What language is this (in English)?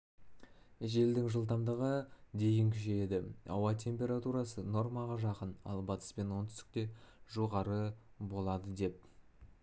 Kazakh